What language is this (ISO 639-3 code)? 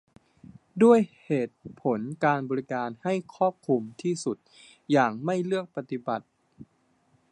tha